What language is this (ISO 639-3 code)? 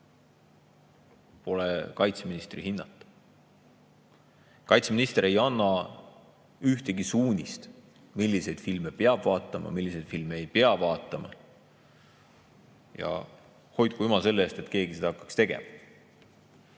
est